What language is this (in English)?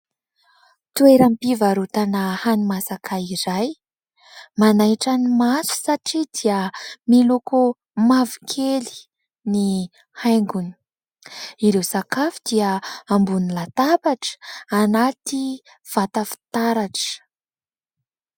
Malagasy